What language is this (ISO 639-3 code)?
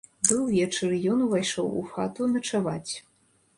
bel